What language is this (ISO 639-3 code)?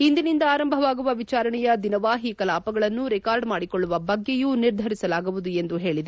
kan